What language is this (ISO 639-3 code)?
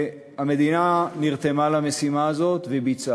heb